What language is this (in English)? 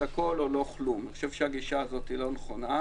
Hebrew